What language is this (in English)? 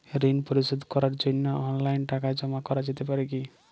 Bangla